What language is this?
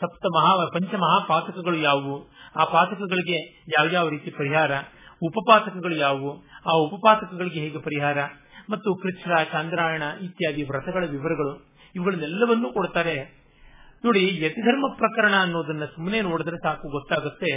Kannada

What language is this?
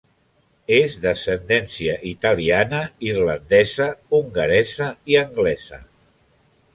Catalan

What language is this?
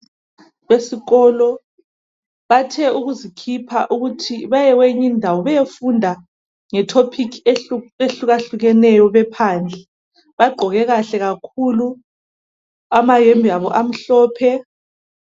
North Ndebele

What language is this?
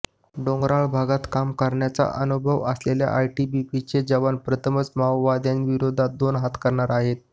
Marathi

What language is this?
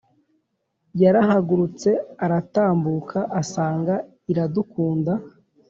Kinyarwanda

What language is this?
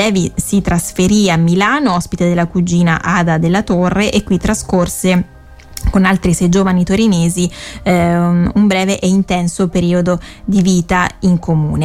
Italian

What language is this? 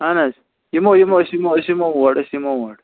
Kashmiri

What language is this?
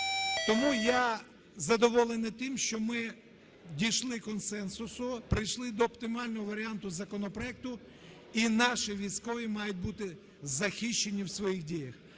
Ukrainian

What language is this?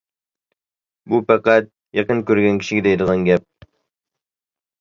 Uyghur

